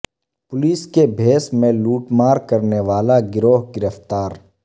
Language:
Urdu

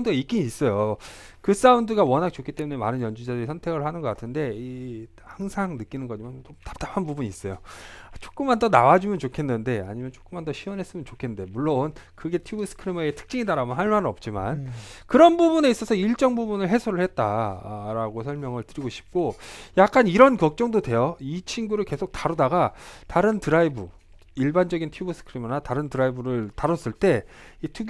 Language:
Korean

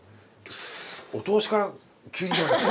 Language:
Japanese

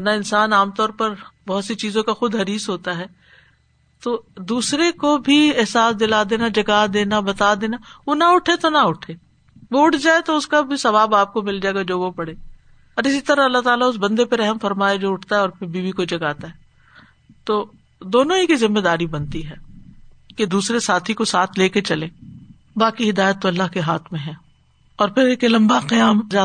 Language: Urdu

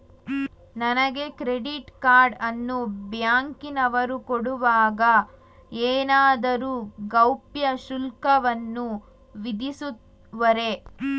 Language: Kannada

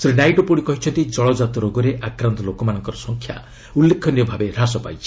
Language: Odia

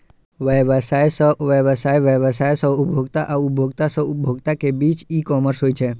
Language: Maithili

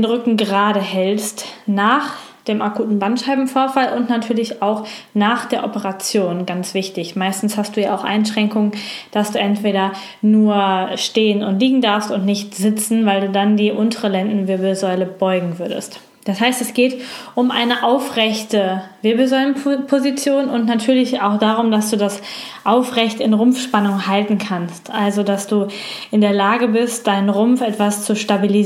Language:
German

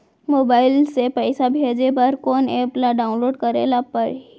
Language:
Chhattisgarhi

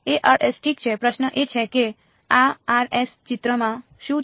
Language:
Gujarati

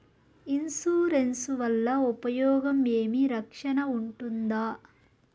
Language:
Telugu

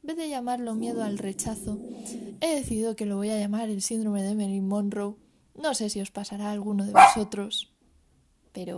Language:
Spanish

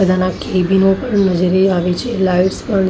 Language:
Gujarati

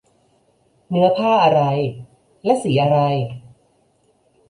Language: Thai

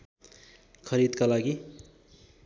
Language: Nepali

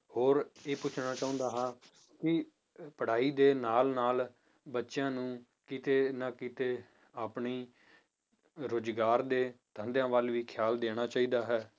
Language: Punjabi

